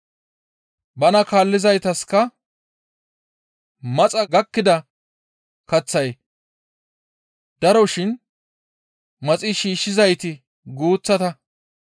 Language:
Gamo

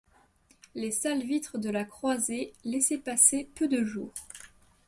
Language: French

